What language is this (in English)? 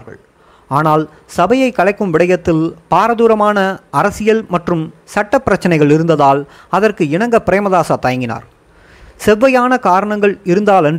Tamil